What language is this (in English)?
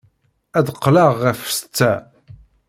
Kabyle